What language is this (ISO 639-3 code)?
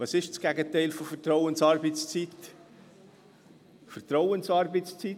gsw